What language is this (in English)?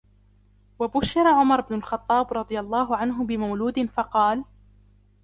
Arabic